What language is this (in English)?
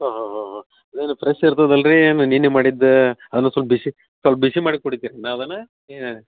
Kannada